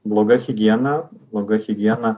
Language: Lithuanian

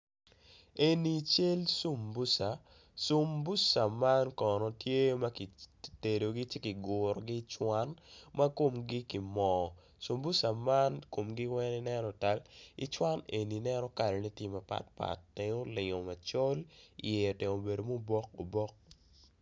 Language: Acoli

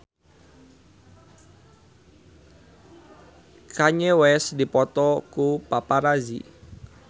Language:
Sundanese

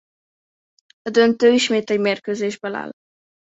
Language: Hungarian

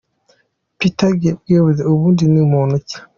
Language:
Kinyarwanda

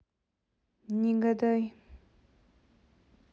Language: Russian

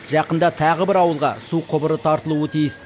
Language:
Kazakh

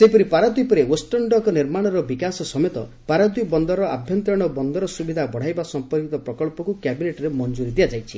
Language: Odia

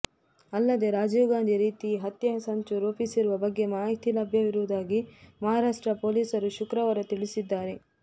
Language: Kannada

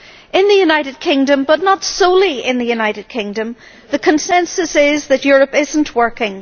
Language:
English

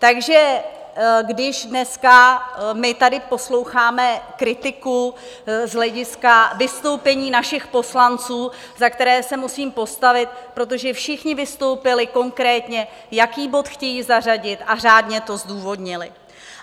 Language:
Czech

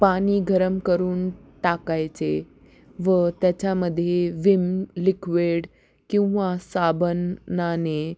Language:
Marathi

